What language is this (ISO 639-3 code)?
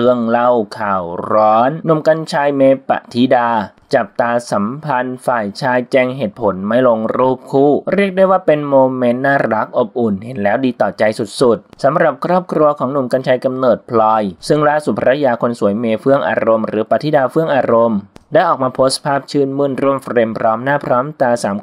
tha